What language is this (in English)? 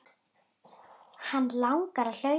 Icelandic